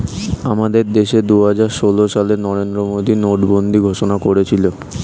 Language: Bangla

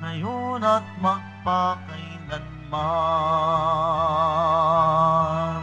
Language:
Filipino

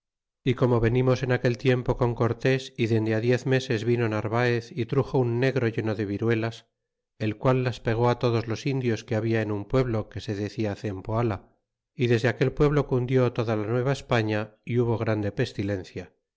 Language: Spanish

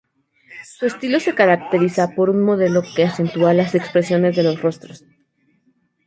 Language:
Spanish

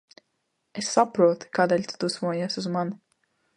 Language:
Latvian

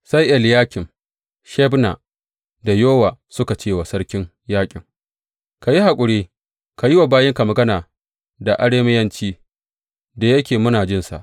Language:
Hausa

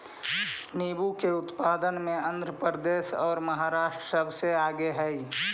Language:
Magahi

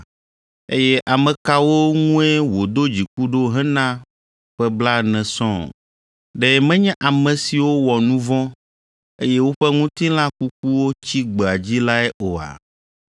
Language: Ewe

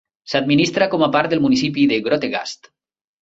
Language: Catalan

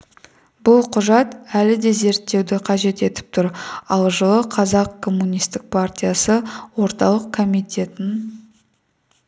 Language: Kazakh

